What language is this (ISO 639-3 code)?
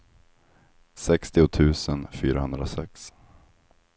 swe